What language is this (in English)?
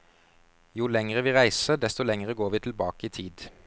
Norwegian